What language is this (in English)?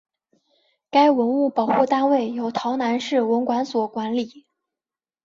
Chinese